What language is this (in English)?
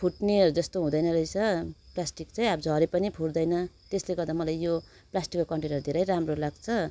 Nepali